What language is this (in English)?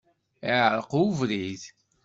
Kabyle